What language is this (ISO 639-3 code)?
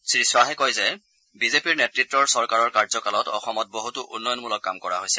asm